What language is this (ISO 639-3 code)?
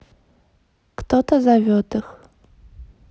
rus